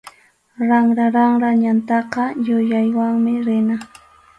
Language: Arequipa-La Unión Quechua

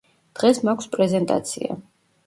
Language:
Georgian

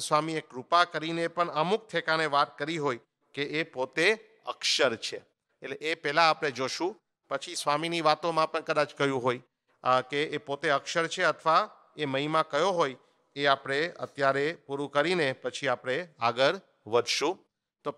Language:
Hindi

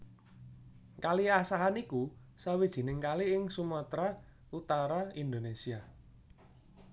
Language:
Javanese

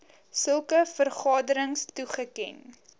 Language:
Afrikaans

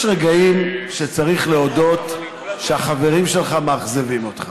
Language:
Hebrew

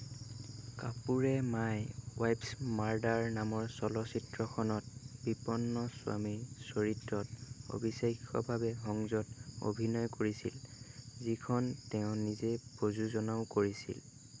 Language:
Assamese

